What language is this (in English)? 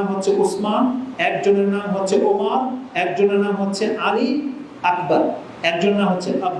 Indonesian